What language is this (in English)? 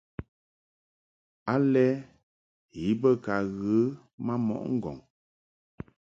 Mungaka